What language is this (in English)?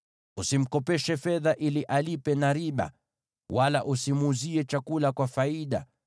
Swahili